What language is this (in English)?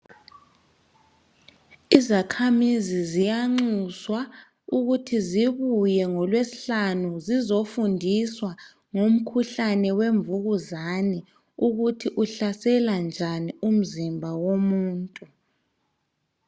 North Ndebele